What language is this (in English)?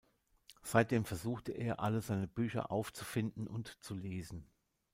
German